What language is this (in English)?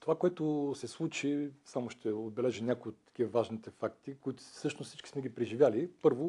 Bulgarian